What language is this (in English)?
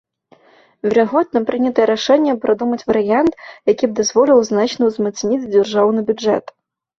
Belarusian